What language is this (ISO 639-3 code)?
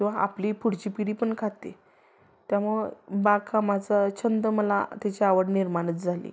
mar